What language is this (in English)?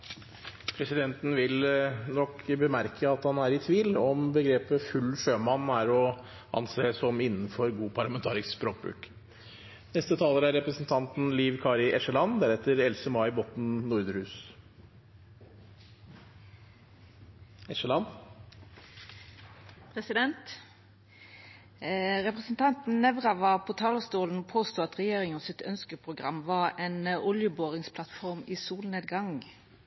Norwegian